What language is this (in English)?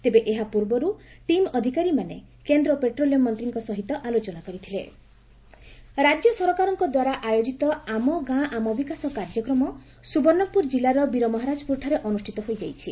Odia